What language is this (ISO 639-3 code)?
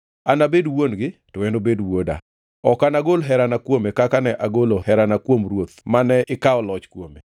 luo